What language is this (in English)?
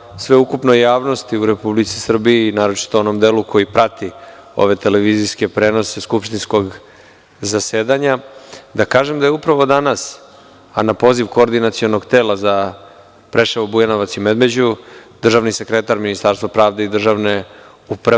Serbian